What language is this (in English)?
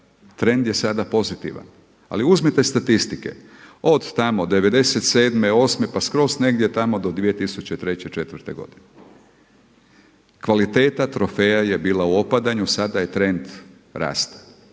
Croatian